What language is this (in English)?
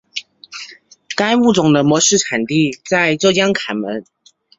Chinese